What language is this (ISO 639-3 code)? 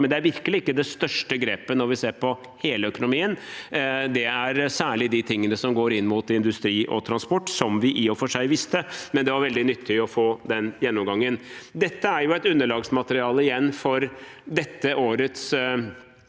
nor